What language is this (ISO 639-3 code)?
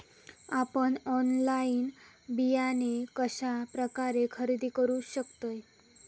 mar